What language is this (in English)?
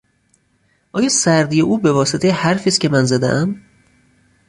Persian